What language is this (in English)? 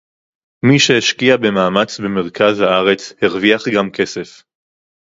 Hebrew